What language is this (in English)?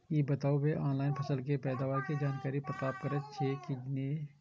Maithili